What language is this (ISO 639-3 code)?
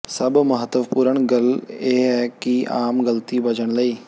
pan